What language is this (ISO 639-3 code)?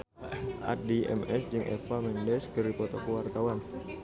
sun